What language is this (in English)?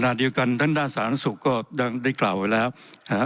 Thai